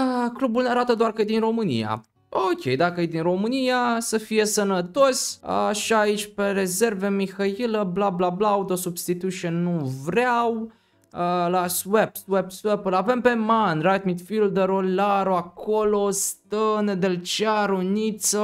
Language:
Romanian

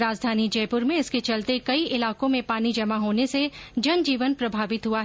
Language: Hindi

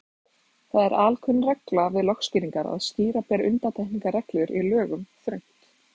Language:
Icelandic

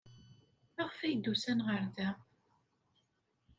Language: Kabyle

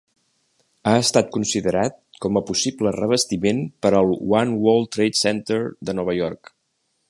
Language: Catalan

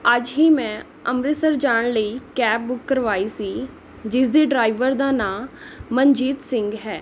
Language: Punjabi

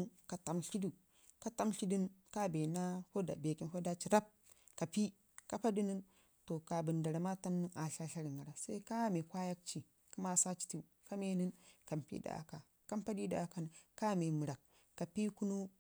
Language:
Ngizim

